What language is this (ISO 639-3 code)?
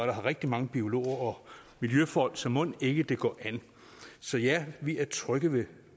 dan